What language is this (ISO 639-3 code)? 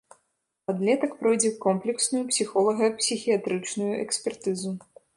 bel